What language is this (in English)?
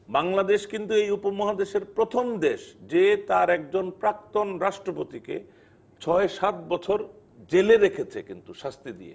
Bangla